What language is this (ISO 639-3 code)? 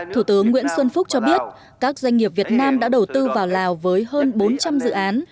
vie